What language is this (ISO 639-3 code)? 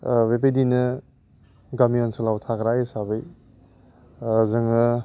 brx